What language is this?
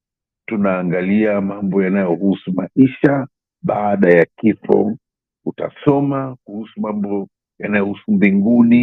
Swahili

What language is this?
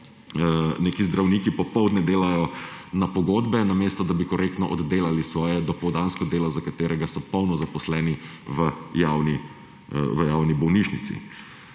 Slovenian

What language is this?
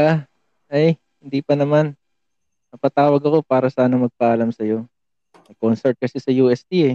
Filipino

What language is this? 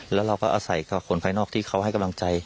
Thai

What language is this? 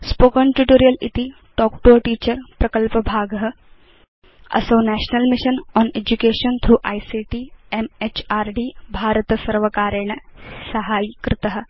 Sanskrit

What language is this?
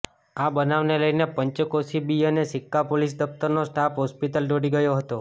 Gujarati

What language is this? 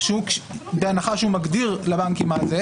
Hebrew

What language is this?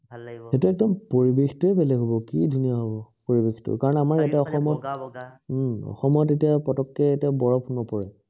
Assamese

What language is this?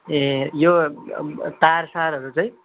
Nepali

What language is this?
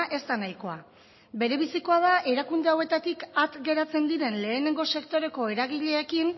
Basque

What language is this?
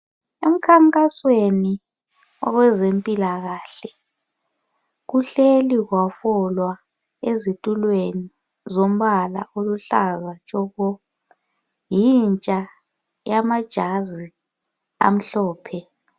North Ndebele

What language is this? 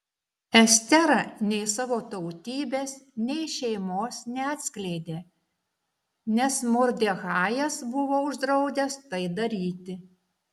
Lithuanian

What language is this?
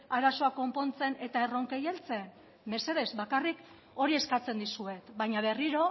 Basque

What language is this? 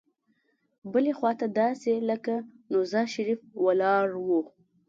Pashto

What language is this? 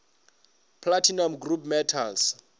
Northern Sotho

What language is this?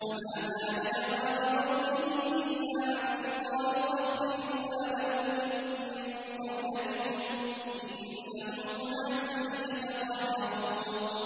Arabic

